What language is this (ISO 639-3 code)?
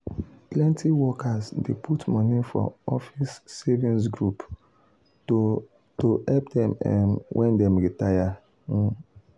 pcm